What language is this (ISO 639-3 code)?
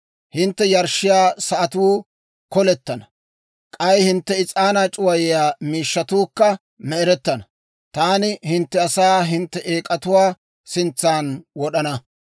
dwr